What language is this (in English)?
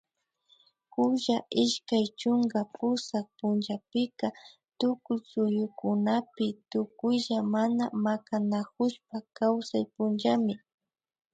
Imbabura Highland Quichua